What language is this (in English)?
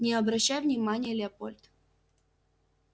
Russian